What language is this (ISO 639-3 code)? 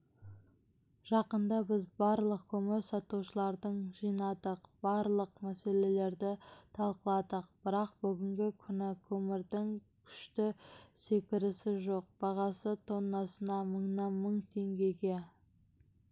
kaz